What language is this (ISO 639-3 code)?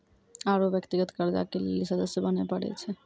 mai